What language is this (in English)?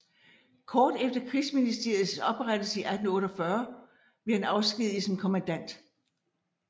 Danish